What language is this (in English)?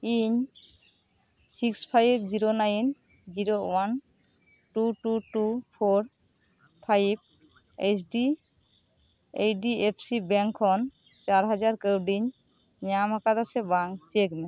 Santali